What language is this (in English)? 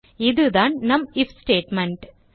Tamil